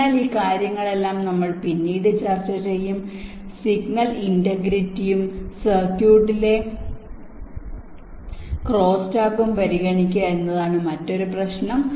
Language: Malayalam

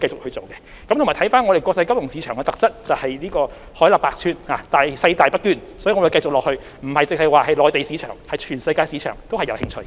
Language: Cantonese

